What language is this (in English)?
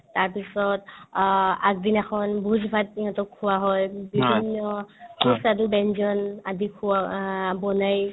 Assamese